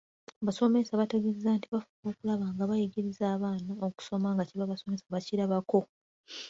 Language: Ganda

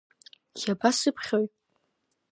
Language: Abkhazian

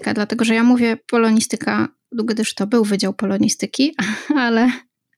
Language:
Polish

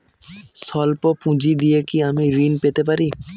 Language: Bangla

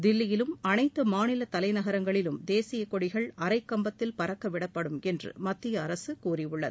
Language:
Tamil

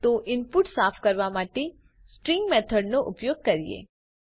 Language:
Gujarati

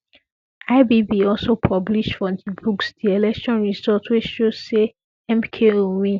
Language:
Nigerian Pidgin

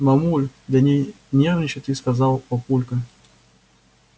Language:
Russian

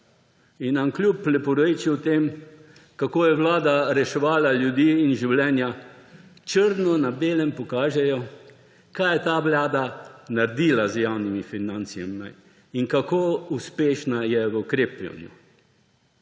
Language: Slovenian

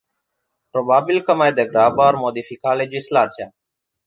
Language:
Romanian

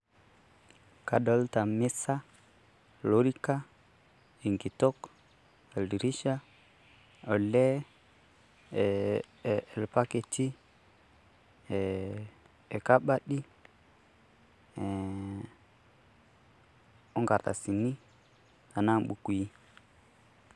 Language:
Masai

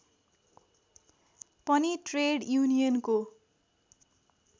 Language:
Nepali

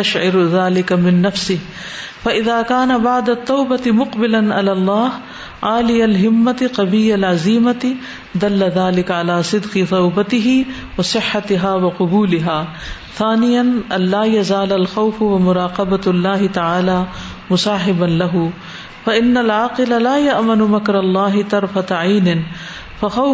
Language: Urdu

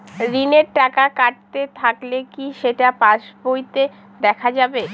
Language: Bangla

